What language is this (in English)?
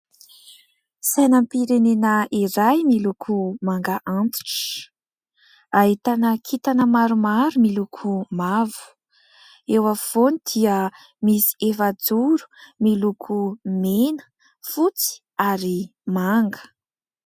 Malagasy